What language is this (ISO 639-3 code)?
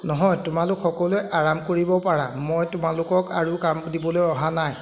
asm